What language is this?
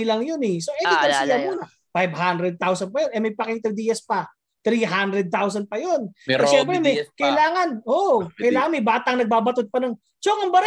Filipino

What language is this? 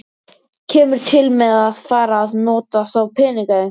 Icelandic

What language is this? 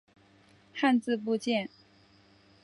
Chinese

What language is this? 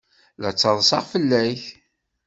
Kabyle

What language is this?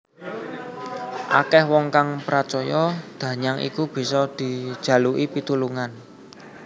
Javanese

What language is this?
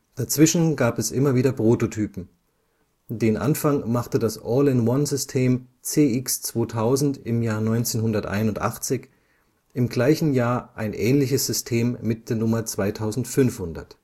German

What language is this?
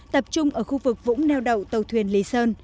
Vietnamese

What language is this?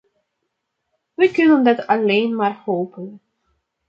Dutch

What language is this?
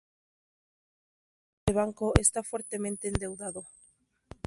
Spanish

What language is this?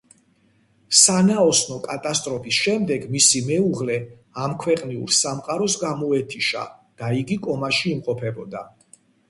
Georgian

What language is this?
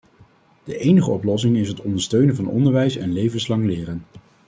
Dutch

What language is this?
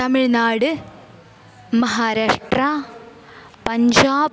Sanskrit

